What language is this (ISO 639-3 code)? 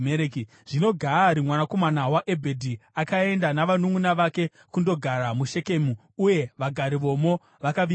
sna